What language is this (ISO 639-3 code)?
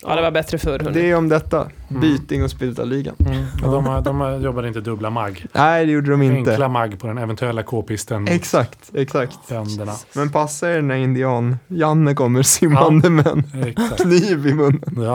swe